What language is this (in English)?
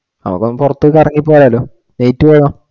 Malayalam